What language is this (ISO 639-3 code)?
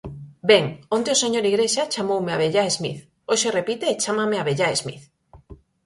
glg